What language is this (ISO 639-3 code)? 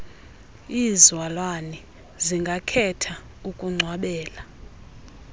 xho